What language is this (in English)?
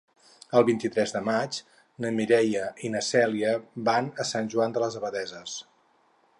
Catalan